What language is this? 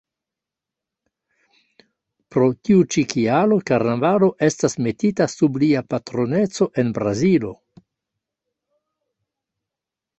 Esperanto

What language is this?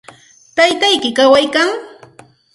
Santa Ana de Tusi Pasco Quechua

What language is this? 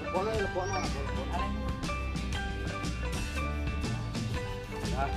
Indonesian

